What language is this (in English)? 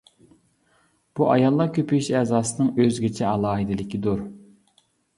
Uyghur